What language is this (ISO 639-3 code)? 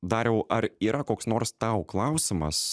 lit